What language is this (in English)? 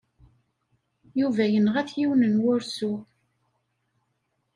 Kabyle